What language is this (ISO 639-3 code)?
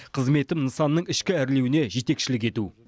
kaz